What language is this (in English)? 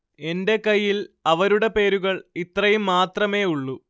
Malayalam